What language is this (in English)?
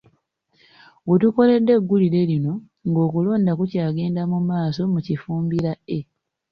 Ganda